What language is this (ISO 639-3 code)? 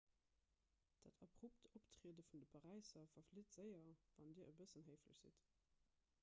ltz